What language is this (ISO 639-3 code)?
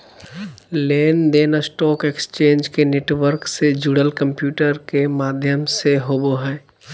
mag